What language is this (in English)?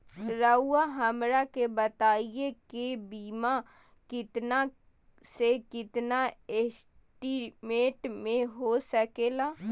Magahi